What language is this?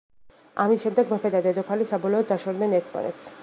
Georgian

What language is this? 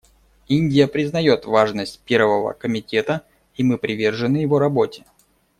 Russian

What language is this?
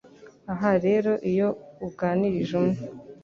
Kinyarwanda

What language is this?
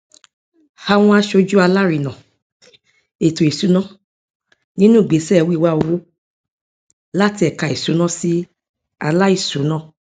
Yoruba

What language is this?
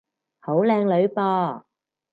Cantonese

